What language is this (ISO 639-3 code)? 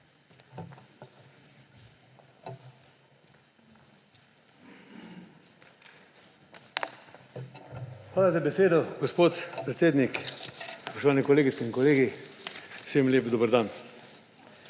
slv